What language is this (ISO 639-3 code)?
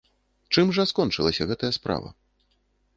bel